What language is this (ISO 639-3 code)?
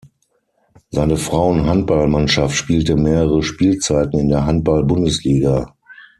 deu